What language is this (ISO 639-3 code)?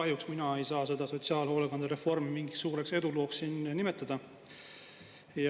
est